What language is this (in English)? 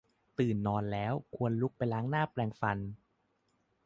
Thai